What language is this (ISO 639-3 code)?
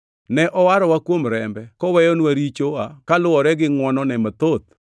luo